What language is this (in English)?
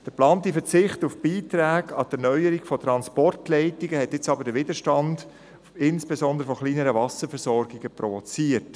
Swiss German